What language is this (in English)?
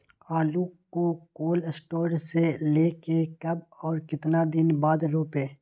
Magahi